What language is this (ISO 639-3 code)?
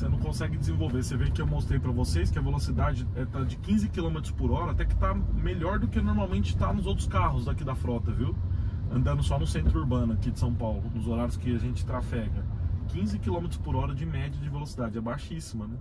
por